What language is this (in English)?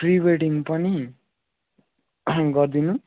Nepali